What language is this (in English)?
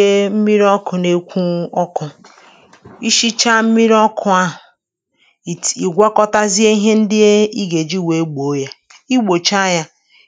Igbo